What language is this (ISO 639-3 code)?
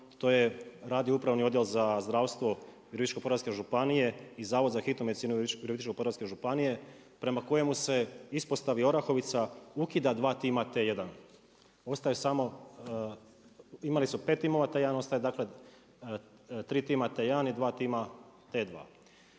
hrv